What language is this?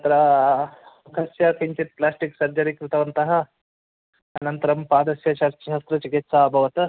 Sanskrit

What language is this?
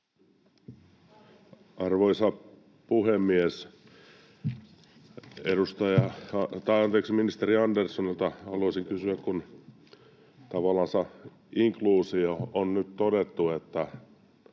Finnish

